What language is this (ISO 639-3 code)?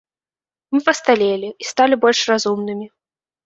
bel